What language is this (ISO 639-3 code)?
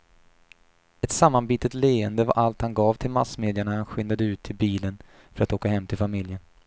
swe